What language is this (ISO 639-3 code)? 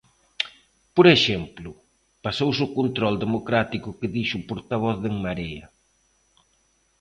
glg